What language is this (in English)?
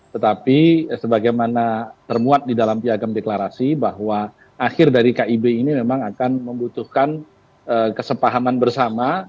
Indonesian